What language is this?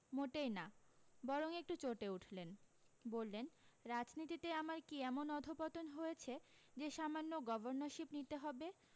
Bangla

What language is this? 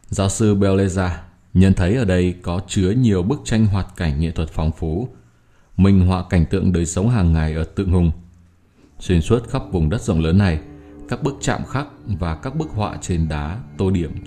Vietnamese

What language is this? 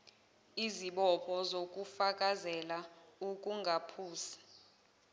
Zulu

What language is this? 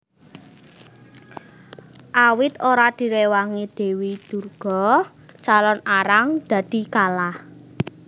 Javanese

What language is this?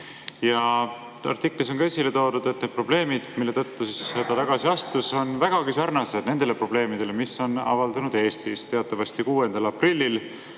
Estonian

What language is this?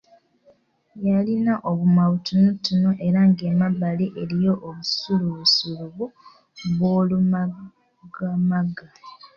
Ganda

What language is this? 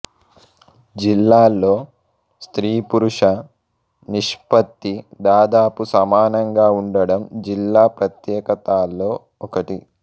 Telugu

